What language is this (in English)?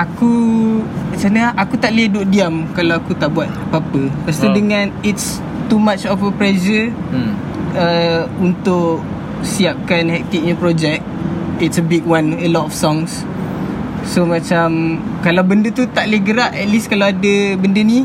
Malay